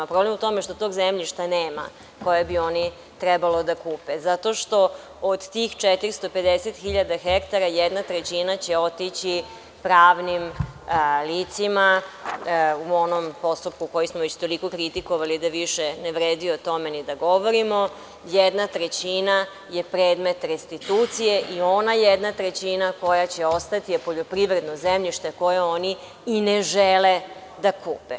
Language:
Serbian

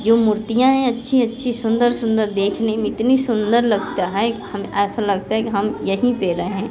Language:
Hindi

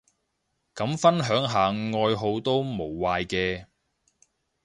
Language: Cantonese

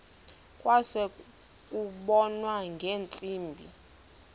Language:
Xhosa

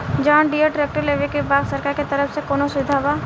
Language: Bhojpuri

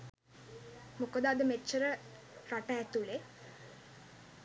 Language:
Sinhala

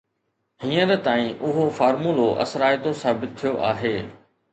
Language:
Sindhi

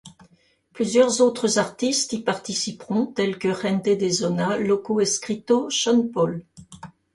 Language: French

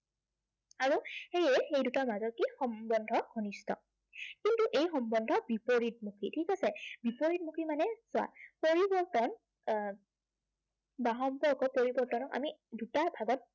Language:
Assamese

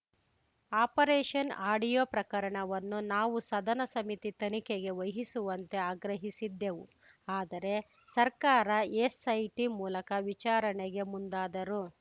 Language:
Kannada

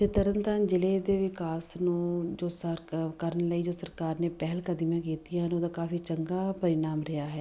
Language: Punjabi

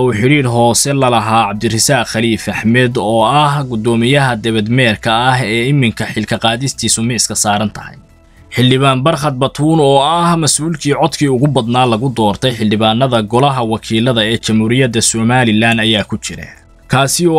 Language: Arabic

